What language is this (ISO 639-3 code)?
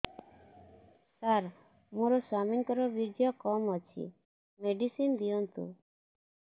ori